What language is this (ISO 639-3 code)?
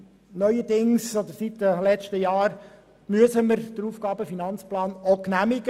gsw